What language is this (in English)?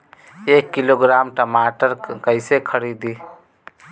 Bhojpuri